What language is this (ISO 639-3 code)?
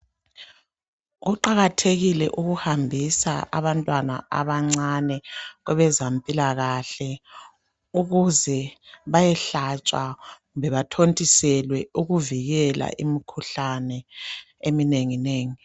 nde